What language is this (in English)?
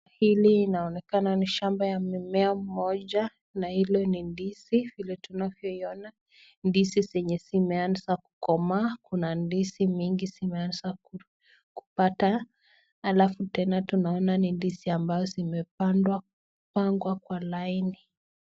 Swahili